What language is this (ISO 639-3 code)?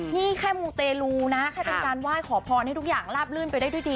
tha